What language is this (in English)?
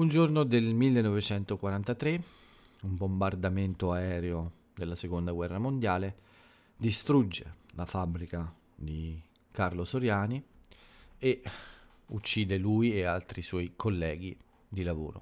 Italian